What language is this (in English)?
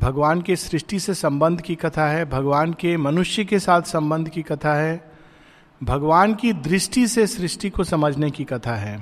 Hindi